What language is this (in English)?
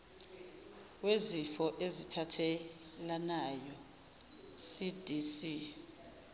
Zulu